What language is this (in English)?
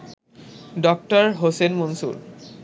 Bangla